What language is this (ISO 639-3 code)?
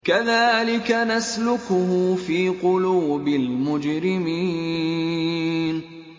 ara